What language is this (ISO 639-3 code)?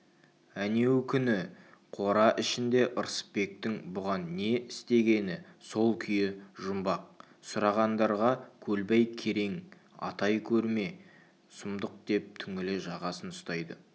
kaz